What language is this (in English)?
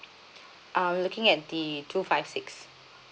English